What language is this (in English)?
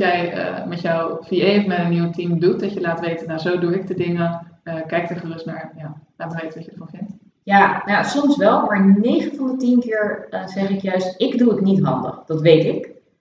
Dutch